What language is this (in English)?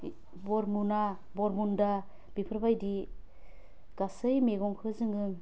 Bodo